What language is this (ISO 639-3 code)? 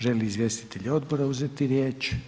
hrv